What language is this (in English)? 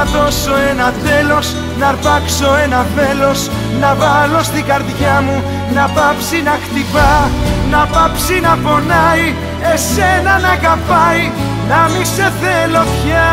Greek